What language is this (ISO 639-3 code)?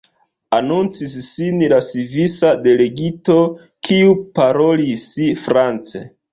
epo